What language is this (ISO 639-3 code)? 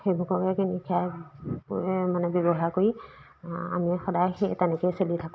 asm